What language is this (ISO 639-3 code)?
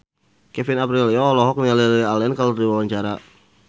sun